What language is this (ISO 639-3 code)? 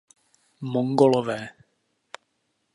ces